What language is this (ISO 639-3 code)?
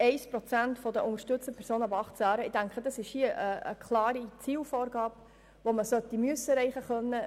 gsw